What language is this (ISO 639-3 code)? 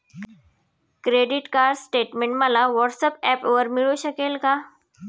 mar